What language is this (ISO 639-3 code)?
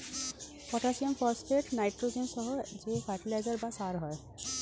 ben